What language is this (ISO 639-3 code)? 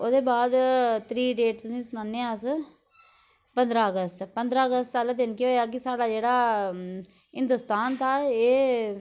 doi